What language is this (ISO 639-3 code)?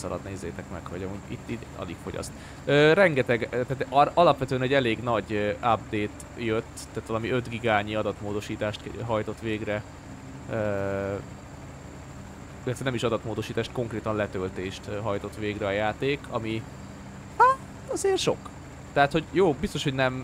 hun